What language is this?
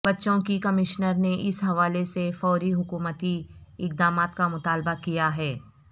Urdu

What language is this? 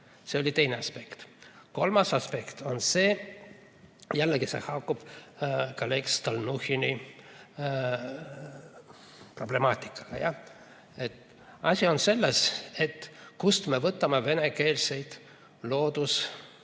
Estonian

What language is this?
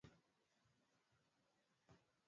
Swahili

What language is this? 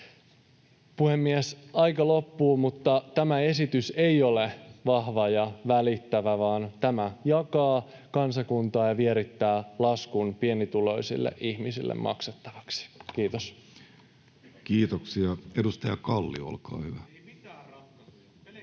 Finnish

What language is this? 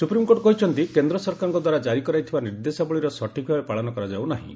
Odia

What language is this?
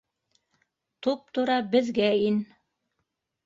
Bashkir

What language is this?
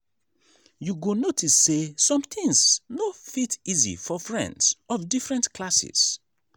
Nigerian Pidgin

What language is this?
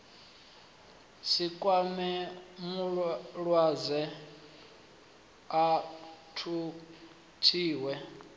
Venda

